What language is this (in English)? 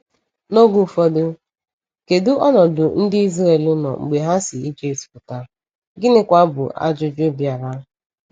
Igbo